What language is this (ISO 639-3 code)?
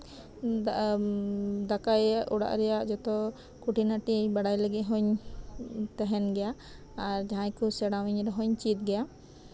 sat